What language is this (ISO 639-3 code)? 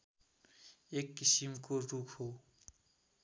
nep